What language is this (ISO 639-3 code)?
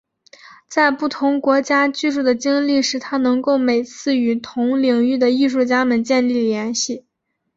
zho